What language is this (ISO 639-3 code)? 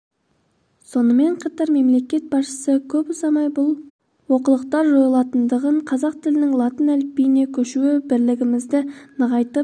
kaz